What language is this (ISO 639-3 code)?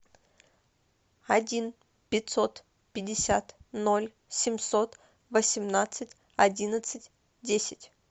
rus